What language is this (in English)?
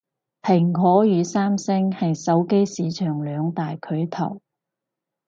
Cantonese